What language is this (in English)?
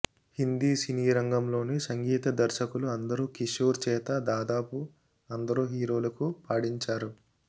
Telugu